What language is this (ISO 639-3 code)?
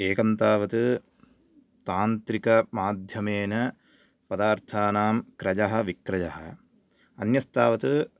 san